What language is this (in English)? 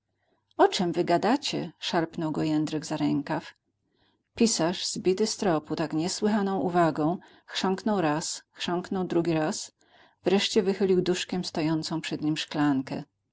Polish